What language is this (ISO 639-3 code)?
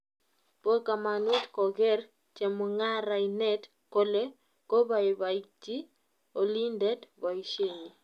kln